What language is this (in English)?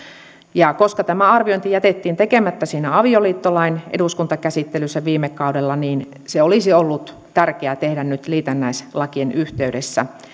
Finnish